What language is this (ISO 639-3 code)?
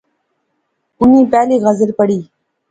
phr